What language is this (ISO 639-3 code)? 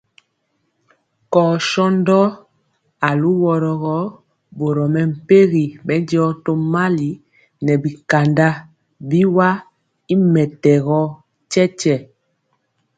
mcx